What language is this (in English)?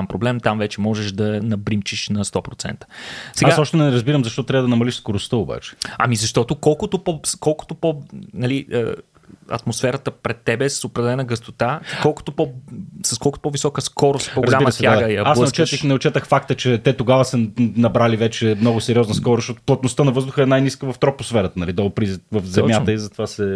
Bulgarian